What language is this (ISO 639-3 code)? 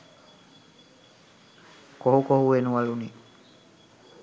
sin